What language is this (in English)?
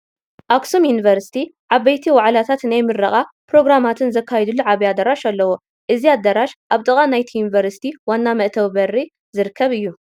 Tigrinya